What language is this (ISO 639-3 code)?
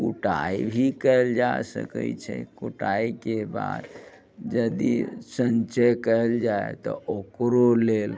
mai